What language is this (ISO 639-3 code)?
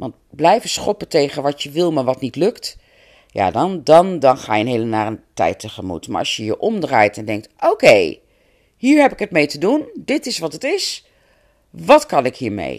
nld